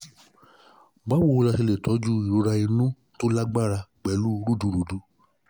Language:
Yoruba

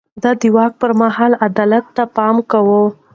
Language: Pashto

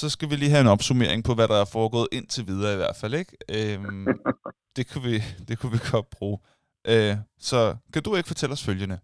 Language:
Danish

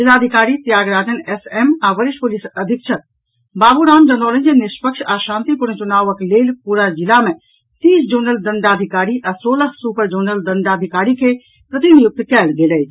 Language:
Maithili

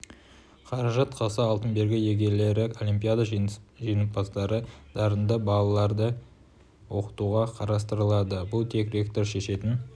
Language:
Kazakh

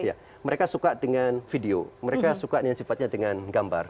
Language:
Indonesian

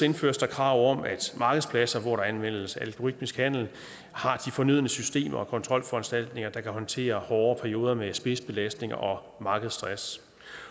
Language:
Danish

